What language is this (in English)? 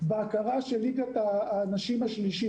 Hebrew